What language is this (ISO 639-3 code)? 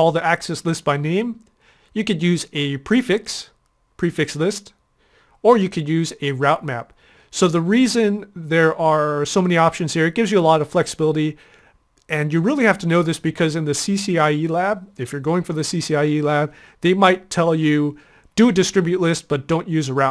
eng